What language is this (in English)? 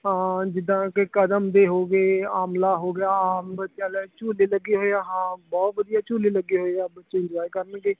Punjabi